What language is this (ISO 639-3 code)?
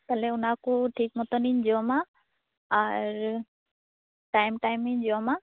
sat